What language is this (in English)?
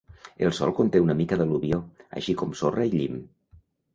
Catalan